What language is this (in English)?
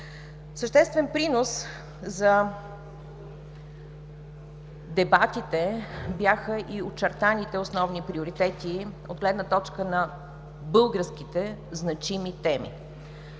Bulgarian